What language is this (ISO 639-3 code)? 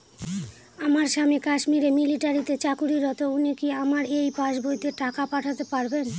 ben